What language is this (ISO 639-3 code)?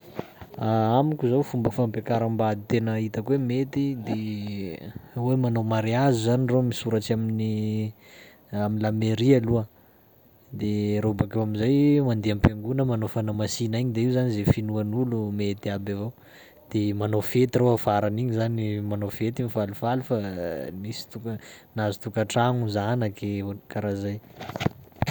skg